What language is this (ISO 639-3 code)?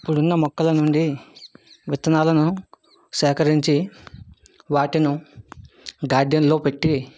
tel